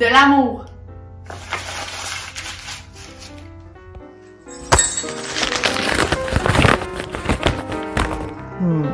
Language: French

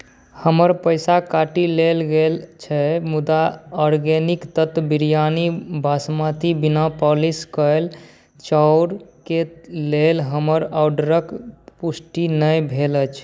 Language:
Maithili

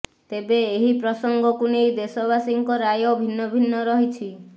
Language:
Odia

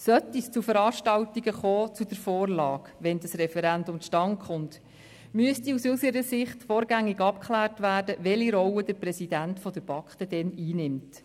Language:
Swiss German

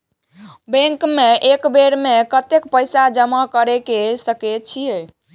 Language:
Maithili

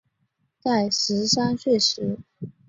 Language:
Chinese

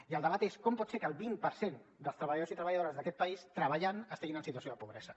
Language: Catalan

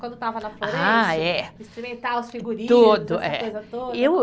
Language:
Portuguese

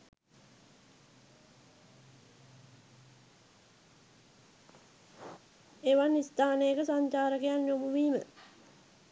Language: Sinhala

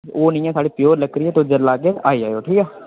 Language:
Dogri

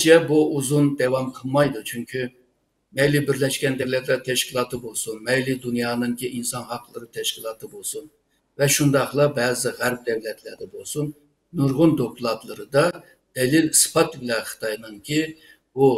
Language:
Turkish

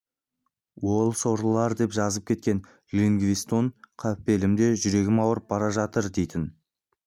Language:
Kazakh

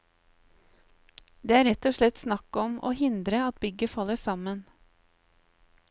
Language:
Norwegian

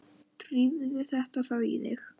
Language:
Icelandic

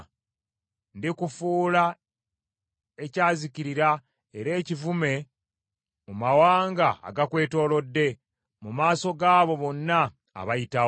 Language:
Ganda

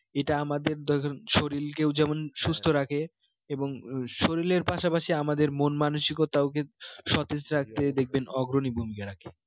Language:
Bangla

